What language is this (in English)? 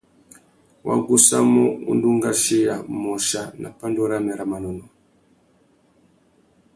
Tuki